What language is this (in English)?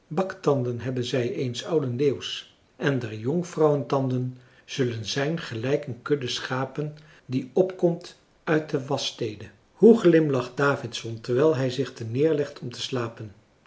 Dutch